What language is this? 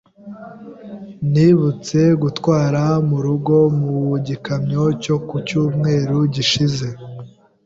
Kinyarwanda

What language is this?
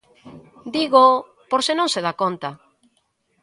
Galician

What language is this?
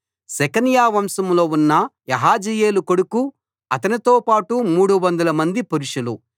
Telugu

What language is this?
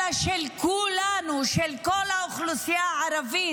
Hebrew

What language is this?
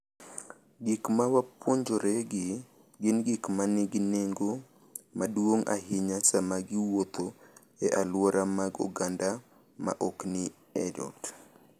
Luo (Kenya and Tanzania)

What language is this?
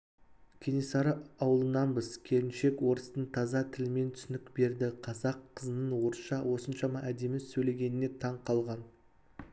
Kazakh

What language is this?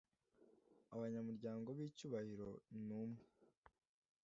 Kinyarwanda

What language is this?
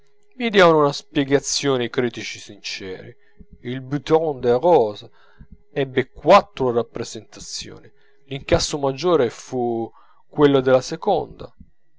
Italian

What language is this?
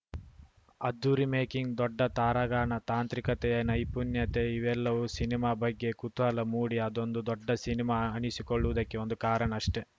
Kannada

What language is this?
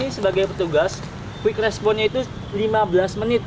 Indonesian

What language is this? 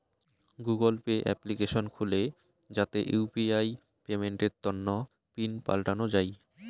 Bangla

